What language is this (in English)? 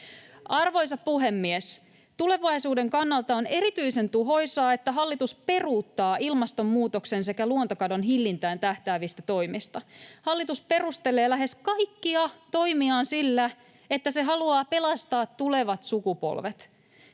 Finnish